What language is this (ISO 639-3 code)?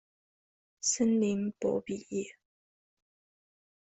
zho